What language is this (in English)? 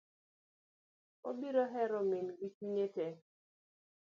Luo (Kenya and Tanzania)